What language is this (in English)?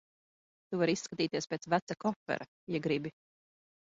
Latvian